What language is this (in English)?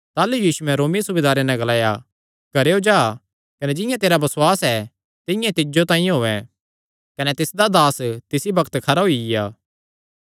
Kangri